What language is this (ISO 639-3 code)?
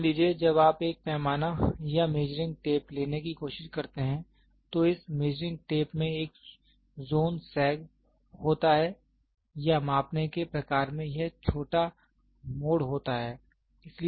hin